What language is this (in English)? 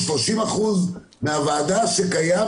Hebrew